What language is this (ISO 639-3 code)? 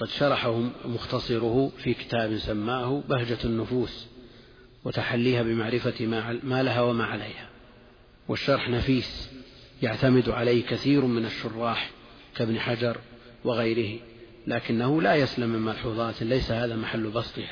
ara